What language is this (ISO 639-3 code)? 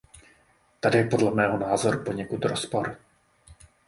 ces